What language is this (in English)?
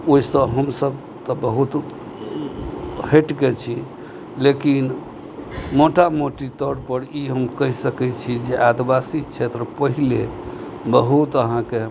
Maithili